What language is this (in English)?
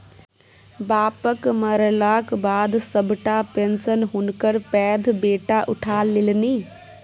Maithili